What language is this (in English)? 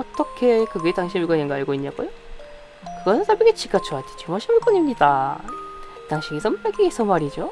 Korean